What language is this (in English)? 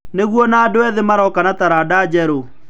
Kikuyu